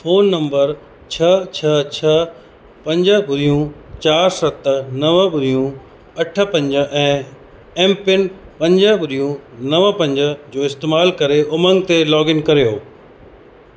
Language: Sindhi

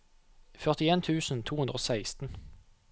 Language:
Norwegian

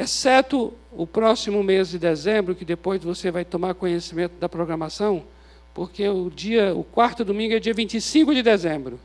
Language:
Portuguese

